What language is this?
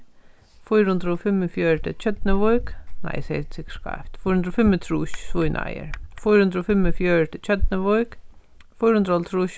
Faroese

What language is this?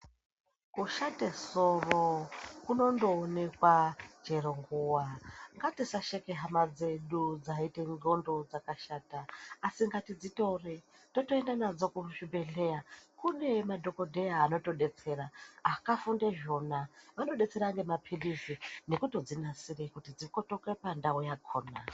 Ndau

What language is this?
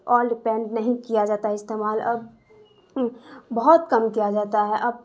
Urdu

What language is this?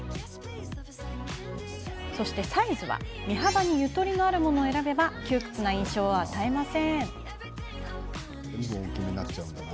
Japanese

